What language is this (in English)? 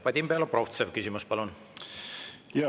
Estonian